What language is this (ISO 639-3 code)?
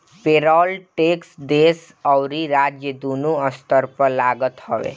bho